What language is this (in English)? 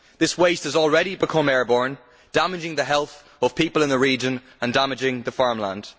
English